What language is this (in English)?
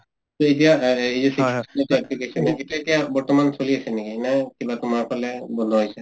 Assamese